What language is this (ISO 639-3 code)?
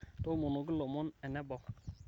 mas